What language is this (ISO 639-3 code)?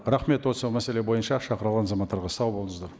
kaz